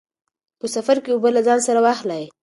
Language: Pashto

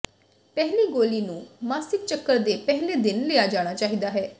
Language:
Punjabi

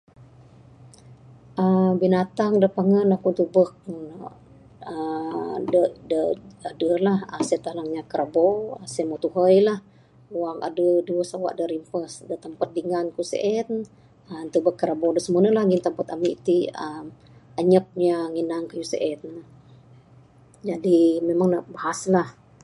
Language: Bukar-Sadung Bidayuh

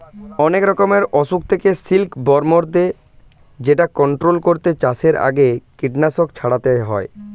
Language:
Bangla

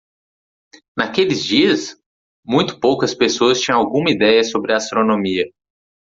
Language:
Portuguese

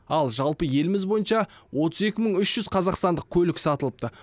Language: Kazakh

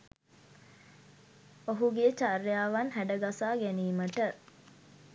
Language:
Sinhala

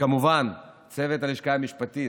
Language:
Hebrew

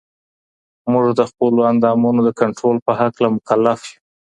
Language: Pashto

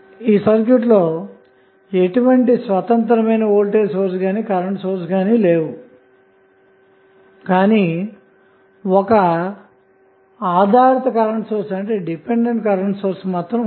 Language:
Telugu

